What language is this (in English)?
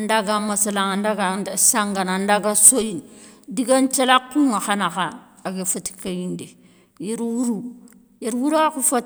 Soninke